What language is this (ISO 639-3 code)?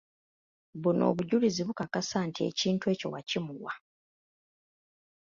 lug